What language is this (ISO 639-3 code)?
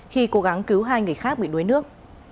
vie